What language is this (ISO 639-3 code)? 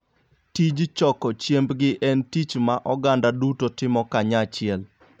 luo